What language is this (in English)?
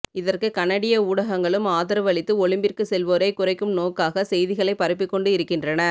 Tamil